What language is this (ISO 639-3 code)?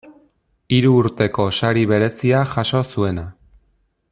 eus